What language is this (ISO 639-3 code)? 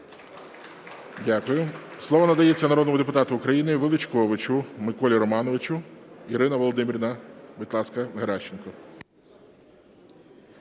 ukr